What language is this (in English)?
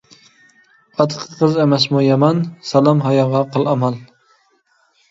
Uyghur